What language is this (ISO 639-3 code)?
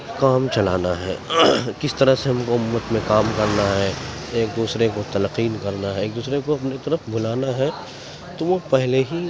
urd